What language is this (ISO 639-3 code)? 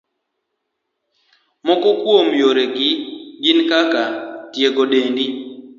luo